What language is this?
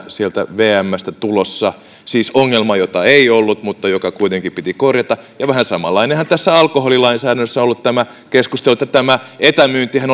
Finnish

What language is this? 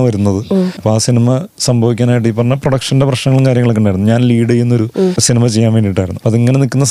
Malayalam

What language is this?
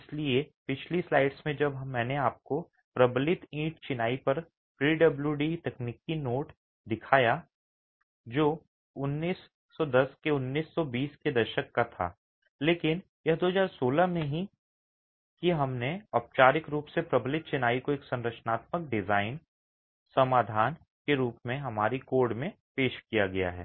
Hindi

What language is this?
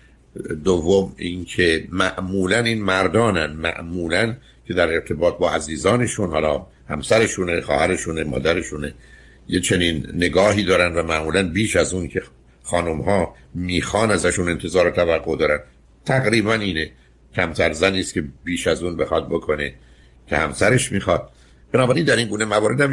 Persian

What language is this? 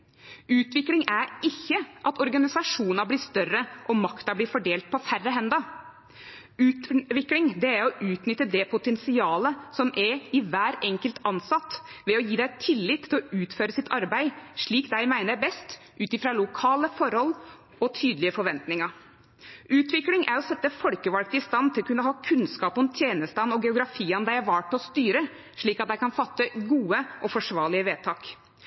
Norwegian Nynorsk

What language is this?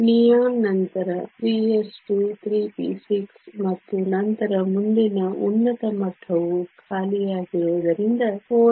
Kannada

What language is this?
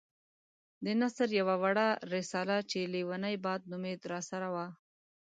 Pashto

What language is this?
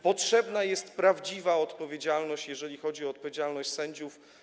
Polish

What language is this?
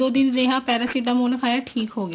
Punjabi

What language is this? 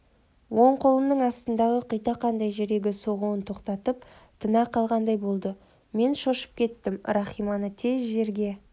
Kazakh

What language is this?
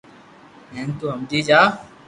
Loarki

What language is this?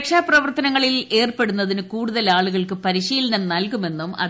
Malayalam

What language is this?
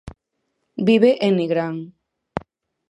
Galician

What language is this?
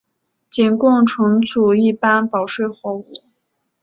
Chinese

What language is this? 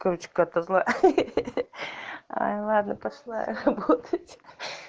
Russian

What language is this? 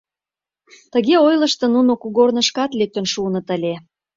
Mari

